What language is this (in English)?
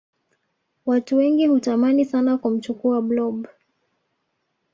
Swahili